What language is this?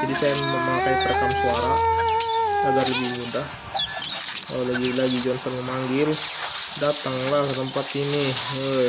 Indonesian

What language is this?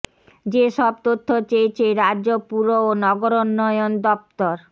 Bangla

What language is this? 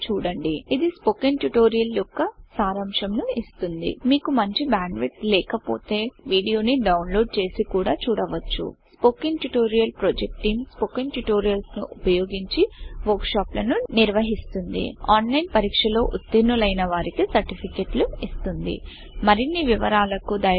Telugu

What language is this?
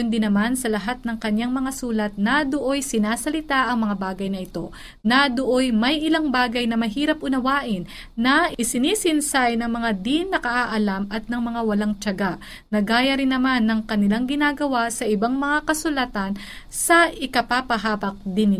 Filipino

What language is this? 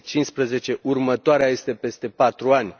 Romanian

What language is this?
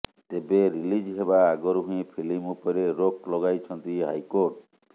Odia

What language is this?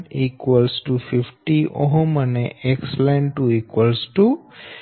Gujarati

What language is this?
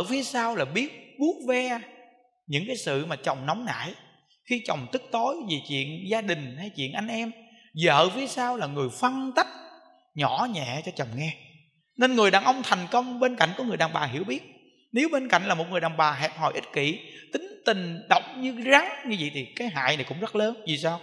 Vietnamese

